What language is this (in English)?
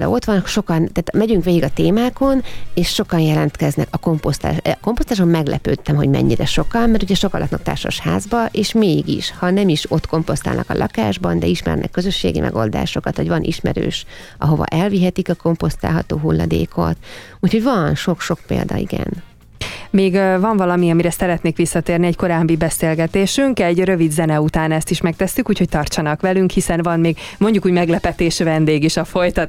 Hungarian